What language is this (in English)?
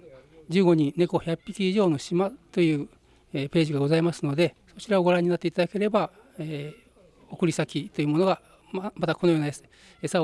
Japanese